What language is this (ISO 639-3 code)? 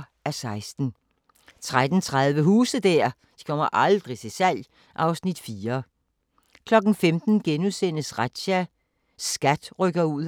dan